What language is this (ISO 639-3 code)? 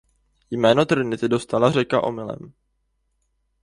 ces